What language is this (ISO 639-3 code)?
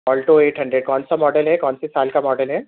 urd